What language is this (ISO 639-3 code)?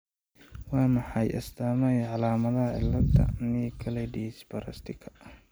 som